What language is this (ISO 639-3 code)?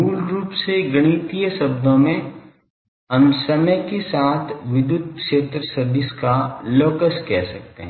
hin